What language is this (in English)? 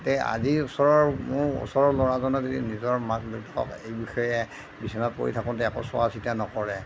Assamese